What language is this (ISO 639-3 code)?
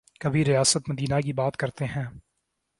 urd